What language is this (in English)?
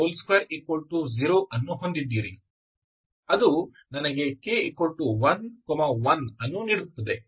Kannada